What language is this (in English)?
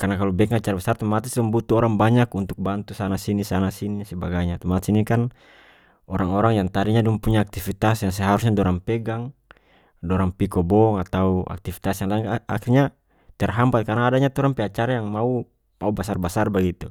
North Moluccan Malay